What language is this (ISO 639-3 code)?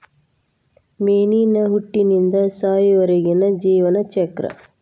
kan